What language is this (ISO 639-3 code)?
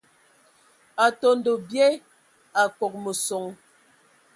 ewo